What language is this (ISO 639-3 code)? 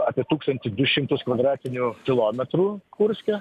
lit